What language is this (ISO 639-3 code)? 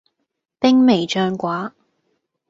yue